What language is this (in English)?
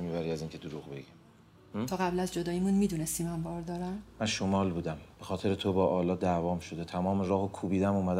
Persian